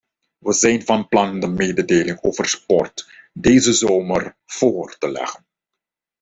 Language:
Dutch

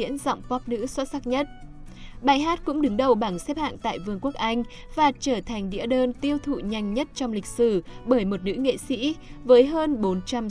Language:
Vietnamese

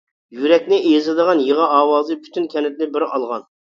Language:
Uyghur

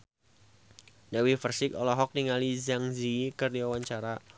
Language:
Sundanese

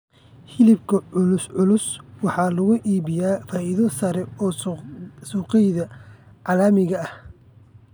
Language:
Somali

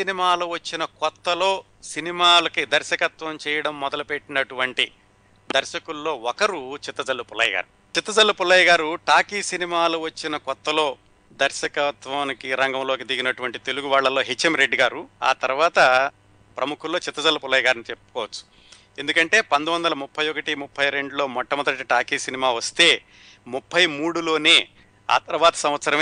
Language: Telugu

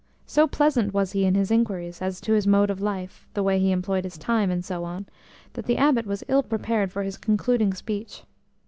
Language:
English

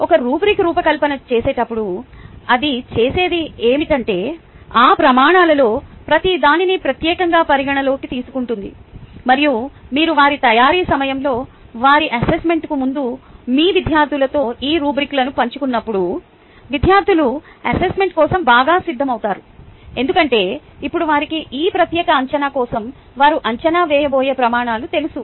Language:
Telugu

